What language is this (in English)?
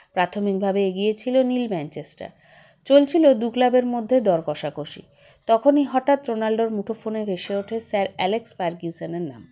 Bangla